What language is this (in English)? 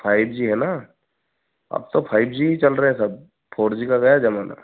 Hindi